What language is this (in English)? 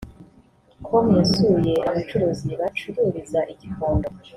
Kinyarwanda